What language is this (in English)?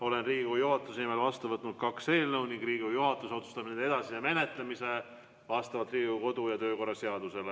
Estonian